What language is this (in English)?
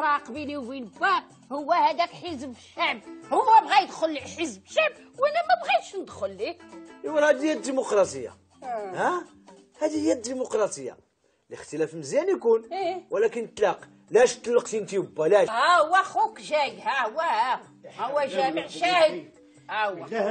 Arabic